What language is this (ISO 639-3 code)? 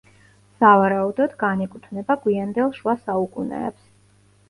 kat